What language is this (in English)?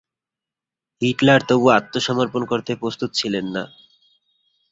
Bangla